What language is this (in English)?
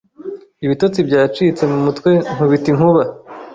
Kinyarwanda